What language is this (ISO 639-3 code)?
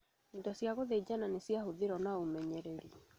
kik